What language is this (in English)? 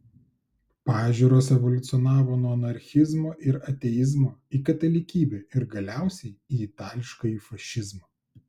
Lithuanian